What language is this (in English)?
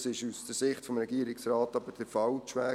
Swiss German